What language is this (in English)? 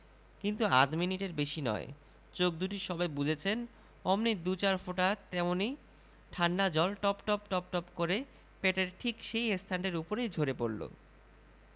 Bangla